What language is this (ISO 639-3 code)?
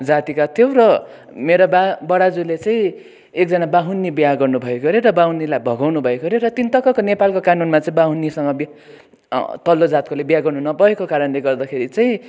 nep